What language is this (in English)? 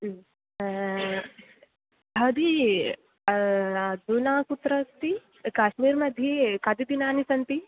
Sanskrit